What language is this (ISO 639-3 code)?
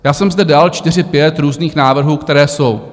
ces